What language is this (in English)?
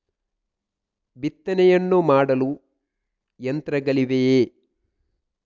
Kannada